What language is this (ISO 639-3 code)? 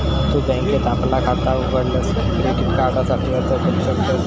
mar